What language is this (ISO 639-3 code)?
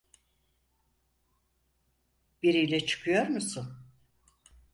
tur